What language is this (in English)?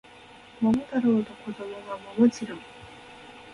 Japanese